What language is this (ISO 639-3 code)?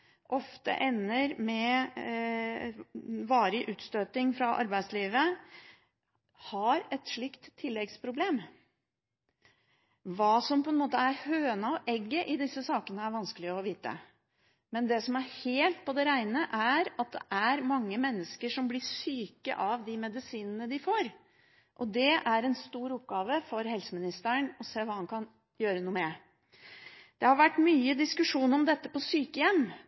nob